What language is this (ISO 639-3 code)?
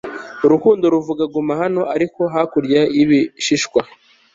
kin